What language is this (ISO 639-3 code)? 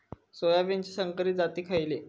mar